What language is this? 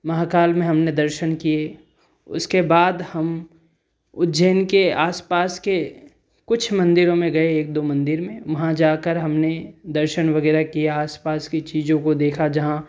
Hindi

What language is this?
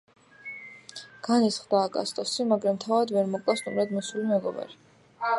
Georgian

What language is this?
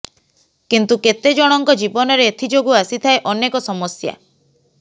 Odia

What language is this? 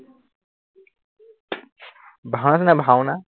Assamese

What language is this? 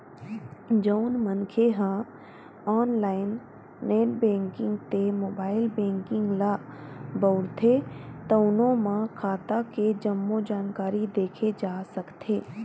Chhattisgarhi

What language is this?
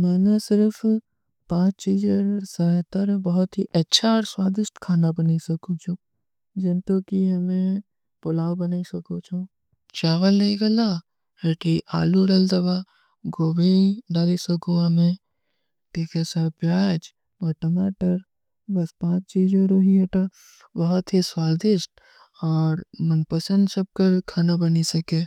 Kui (India)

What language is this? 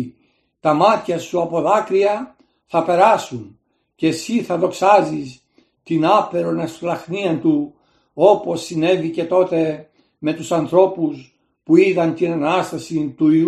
Greek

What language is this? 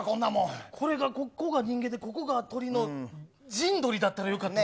Japanese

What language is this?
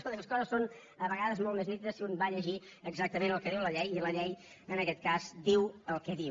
Catalan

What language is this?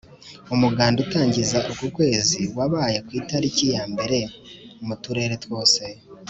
Kinyarwanda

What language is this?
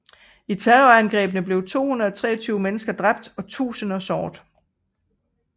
Danish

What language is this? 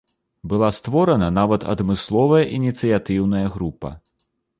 Belarusian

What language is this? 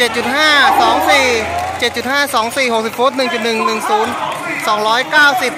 Thai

